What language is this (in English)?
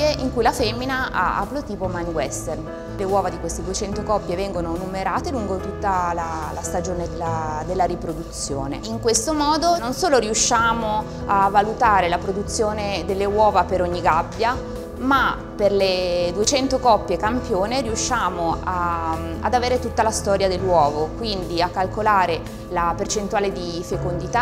Italian